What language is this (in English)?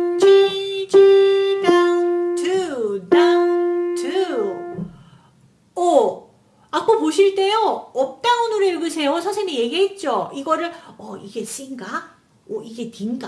Korean